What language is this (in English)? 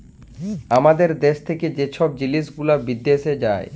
Bangla